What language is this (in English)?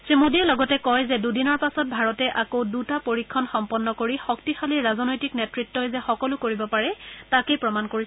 Assamese